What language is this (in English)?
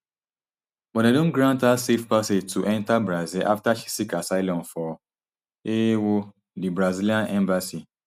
Nigerian Pidgin